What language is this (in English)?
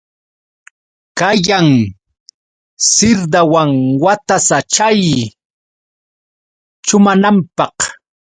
Yauyos Quechua